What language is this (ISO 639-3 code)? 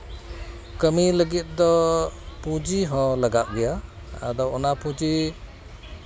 sat